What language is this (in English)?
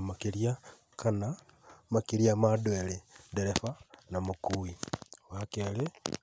Kikuyu